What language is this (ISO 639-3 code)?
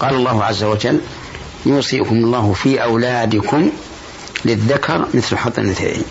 ara